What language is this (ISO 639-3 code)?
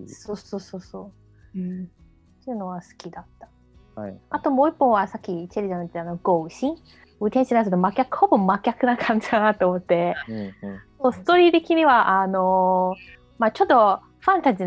jpn